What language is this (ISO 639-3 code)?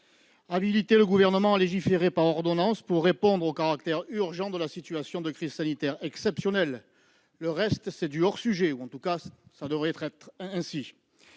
fra